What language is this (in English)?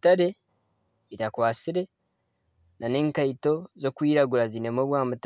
Nyankole